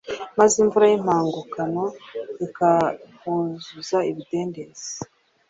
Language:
Kinyarwanda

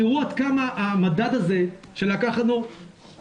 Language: Hebrew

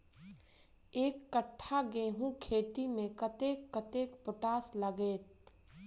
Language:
Maithili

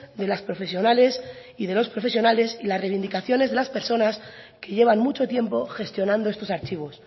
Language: Spanish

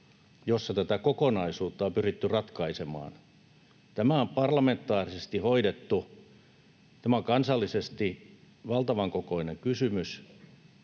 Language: Finnish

